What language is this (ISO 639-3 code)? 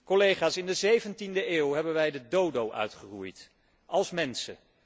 nld